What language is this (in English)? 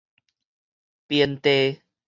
Min Nan Chinese